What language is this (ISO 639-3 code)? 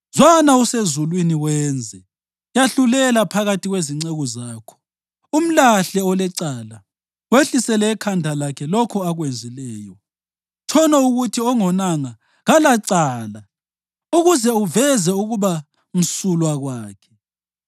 nde